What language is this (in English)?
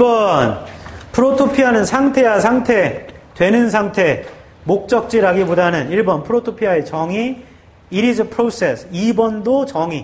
Korean